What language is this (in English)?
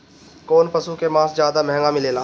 Bhojpuri